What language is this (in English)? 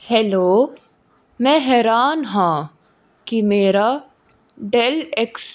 Punjabi